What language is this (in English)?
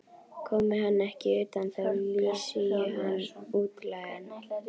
Icelandic